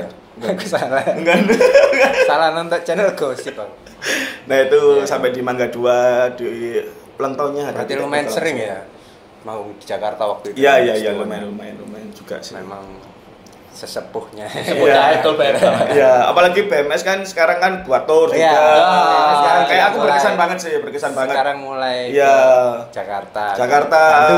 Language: Indonesian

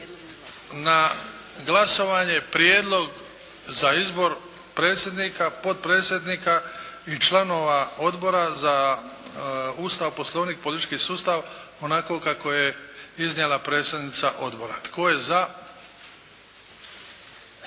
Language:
Croatian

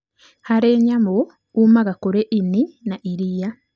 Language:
Kikuyu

